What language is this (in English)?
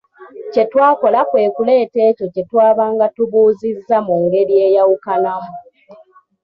Ganda